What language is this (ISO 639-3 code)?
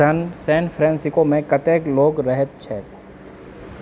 mai